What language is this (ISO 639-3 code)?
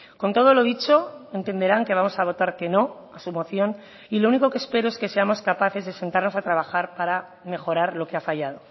spa